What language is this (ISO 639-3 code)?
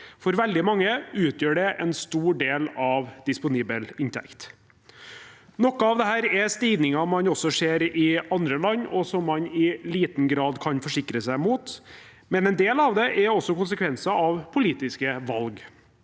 nor